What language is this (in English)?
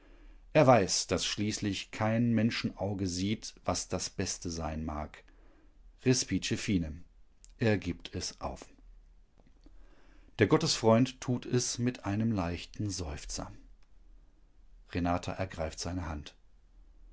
German